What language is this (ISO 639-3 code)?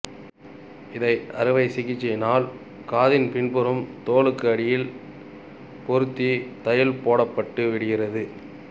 tam